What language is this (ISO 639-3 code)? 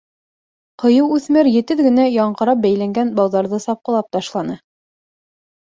bak